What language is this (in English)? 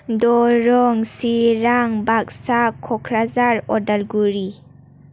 Bodo